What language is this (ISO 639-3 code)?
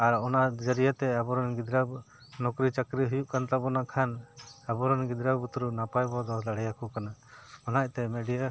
sat